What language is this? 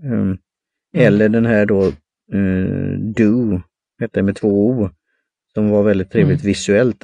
Swedish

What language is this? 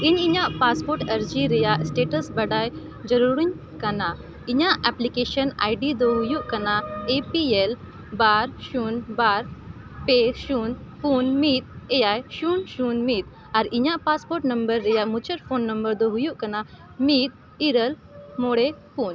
Santali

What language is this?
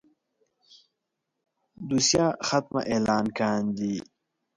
Pashto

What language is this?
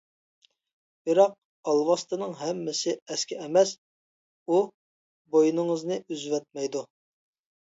Uyghur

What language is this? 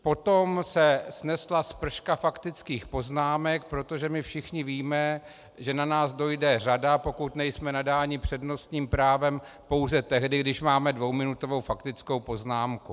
Czech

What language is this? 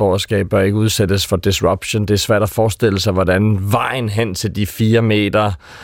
Danish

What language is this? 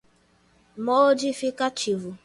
Portuguese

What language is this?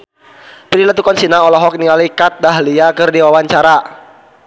Sundanese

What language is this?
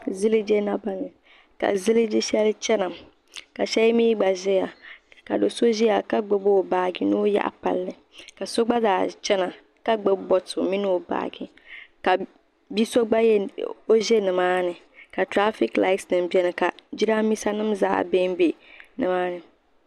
Dagbani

